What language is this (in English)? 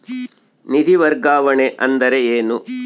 Kannada